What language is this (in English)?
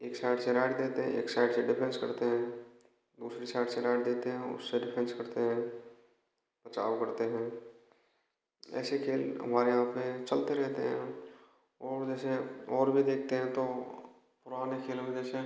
Hindi